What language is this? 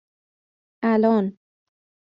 Persian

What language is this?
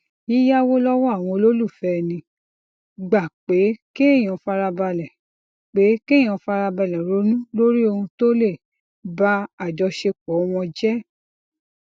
Yoruba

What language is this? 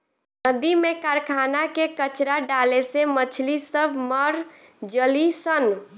Bhojpuri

